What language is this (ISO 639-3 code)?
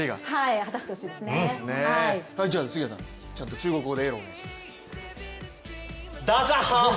jpn